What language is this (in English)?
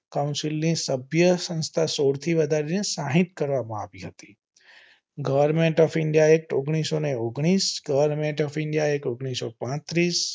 Gujarati